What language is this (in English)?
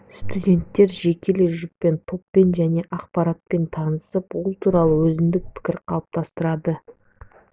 Kazakh